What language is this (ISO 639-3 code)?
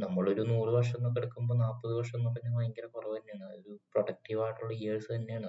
mal